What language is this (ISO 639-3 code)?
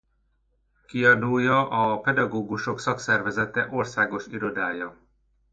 hun